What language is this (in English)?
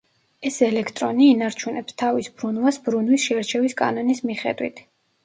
Georgian